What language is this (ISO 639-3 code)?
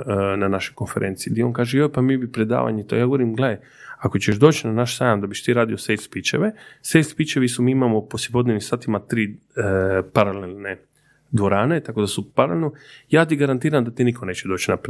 hrv